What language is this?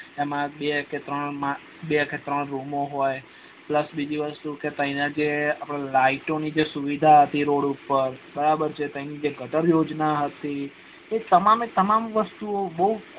Gujarati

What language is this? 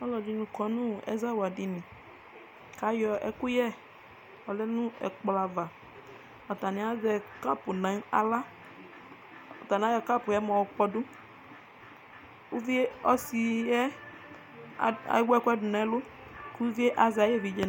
Ikposo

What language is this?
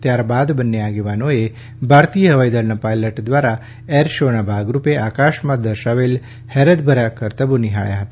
Gujarati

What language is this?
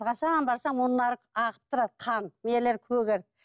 Kazakh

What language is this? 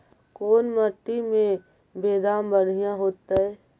Magahi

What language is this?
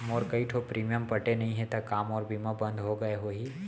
Chhattisgarhi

